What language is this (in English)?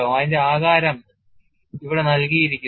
Malayalam